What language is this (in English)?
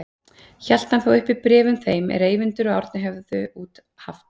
Icelandic